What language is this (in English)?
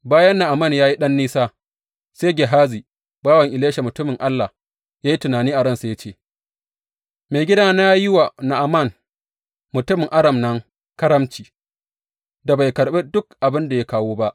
Hausa